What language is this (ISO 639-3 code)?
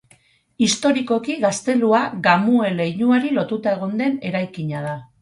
eus